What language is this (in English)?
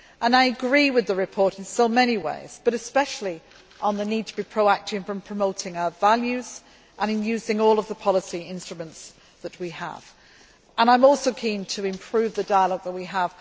English